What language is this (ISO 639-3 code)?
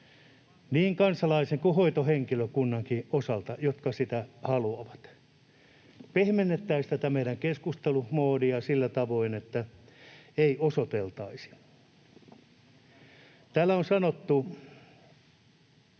fin